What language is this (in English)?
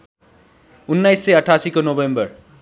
Nepali